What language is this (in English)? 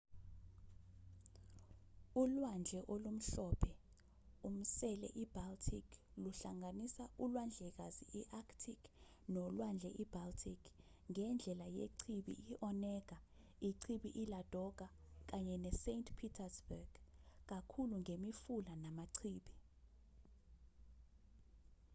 Zulu